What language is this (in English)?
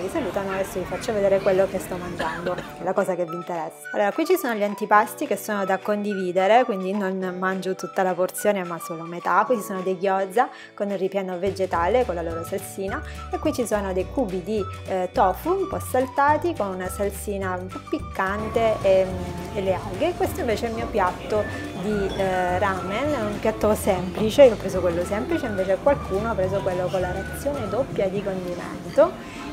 Italian